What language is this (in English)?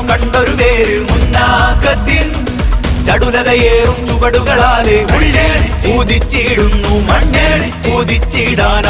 Malayalam